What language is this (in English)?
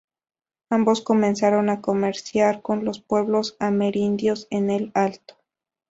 Spanish